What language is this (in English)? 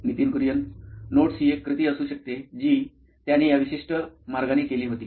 Marathi